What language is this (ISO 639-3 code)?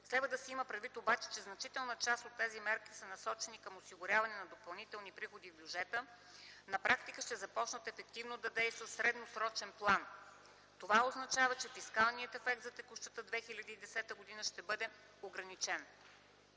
bul